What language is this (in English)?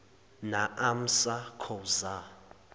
Zulu